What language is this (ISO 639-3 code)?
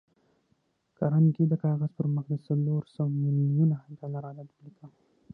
pus